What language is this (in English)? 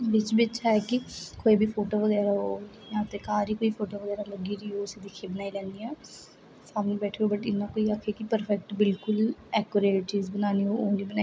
Dogri